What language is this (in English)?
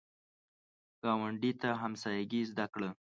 Pashto